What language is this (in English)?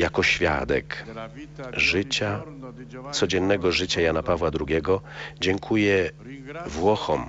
Polish